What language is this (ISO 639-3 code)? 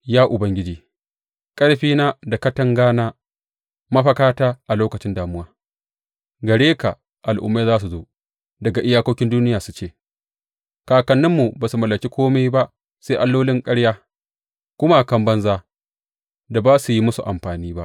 hau